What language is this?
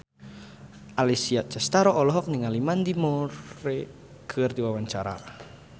Sundanese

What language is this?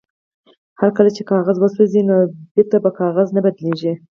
Pashto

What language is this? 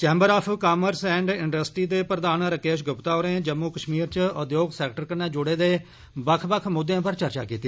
Dogri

